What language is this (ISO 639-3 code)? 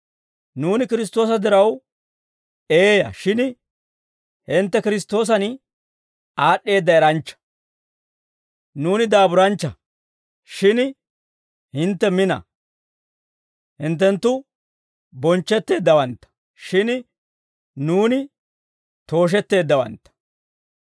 dwr